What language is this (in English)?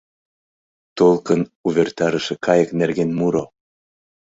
Mari